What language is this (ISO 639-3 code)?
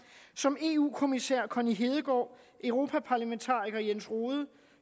dan